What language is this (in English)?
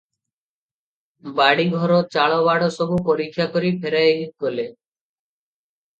Odia